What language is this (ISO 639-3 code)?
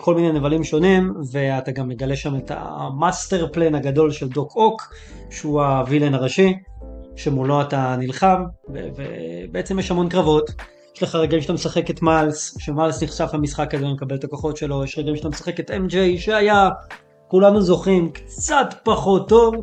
heb